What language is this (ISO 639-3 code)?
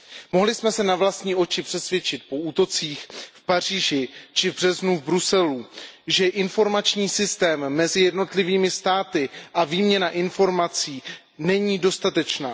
ces